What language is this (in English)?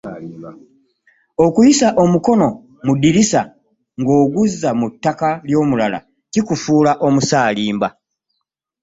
Ganda